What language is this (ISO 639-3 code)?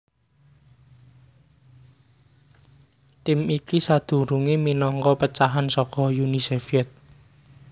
jav